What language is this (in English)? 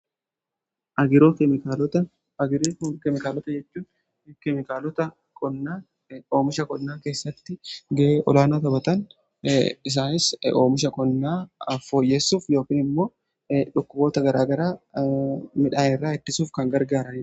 Oromo